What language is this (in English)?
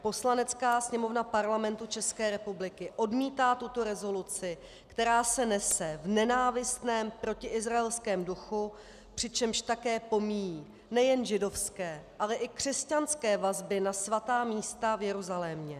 Czech